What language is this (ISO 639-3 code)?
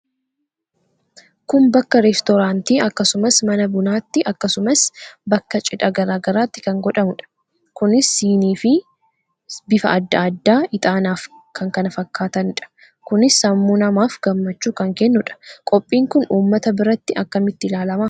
orm